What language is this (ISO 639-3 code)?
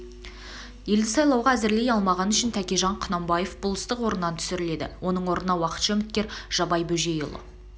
kaz